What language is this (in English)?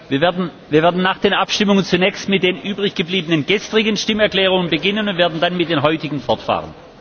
German